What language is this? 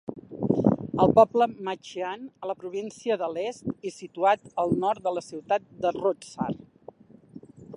Catalan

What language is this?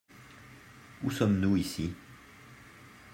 French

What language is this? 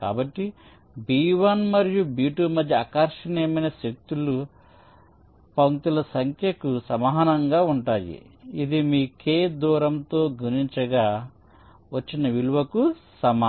Telugu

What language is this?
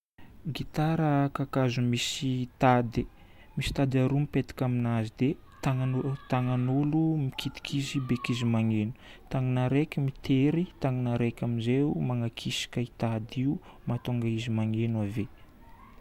Northern Betsimisaraka Malagasy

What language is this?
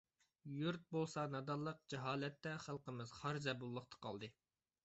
Uyghur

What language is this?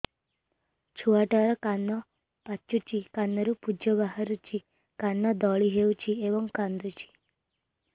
Odia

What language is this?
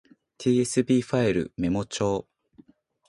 Japanese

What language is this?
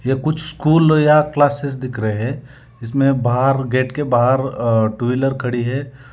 Hindi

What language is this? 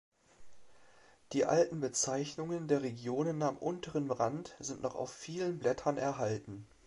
German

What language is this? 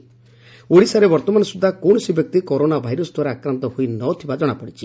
Odia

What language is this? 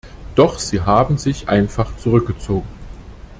German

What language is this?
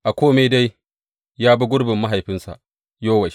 Hausa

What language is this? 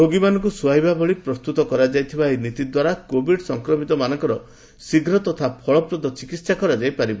Odia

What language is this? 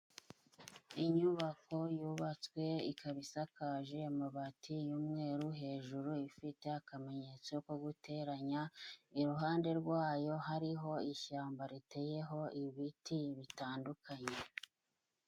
Kinyarwanda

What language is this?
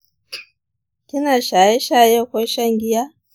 Hausa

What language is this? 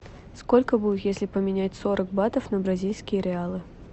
Russian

